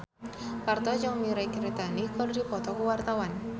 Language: Sundanese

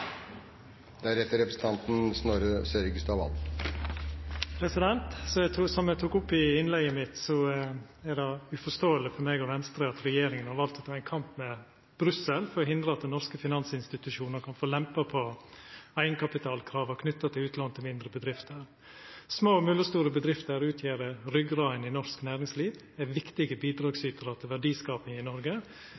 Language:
Norwegian Nynorsk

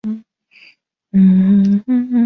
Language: Chinese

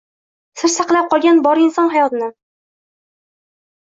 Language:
Uzbek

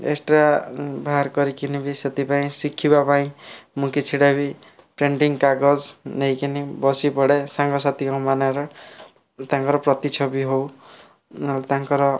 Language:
Odia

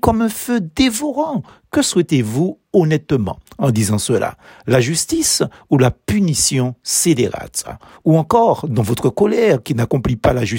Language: French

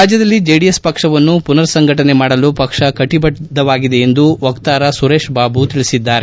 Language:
Kannada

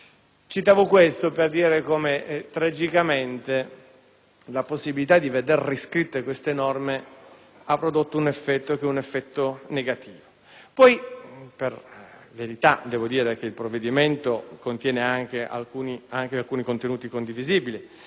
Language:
Italian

